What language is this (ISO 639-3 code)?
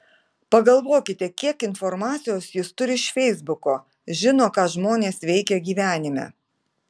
lit